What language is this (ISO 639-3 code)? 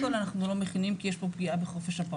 heb